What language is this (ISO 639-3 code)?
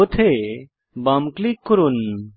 ben